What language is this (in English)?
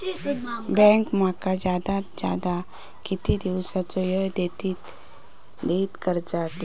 Marathi